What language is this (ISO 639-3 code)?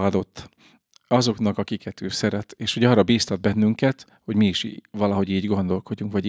hun